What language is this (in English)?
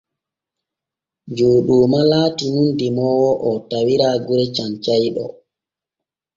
Borgu Fulfulde